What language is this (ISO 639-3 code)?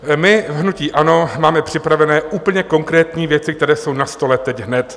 ces